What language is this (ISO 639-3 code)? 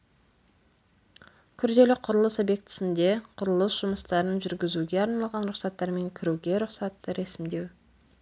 kaz